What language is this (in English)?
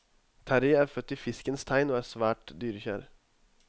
Norwegian